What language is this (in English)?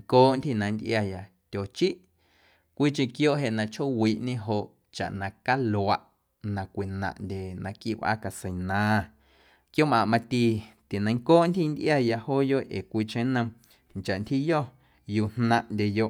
Guerrero Amuzgo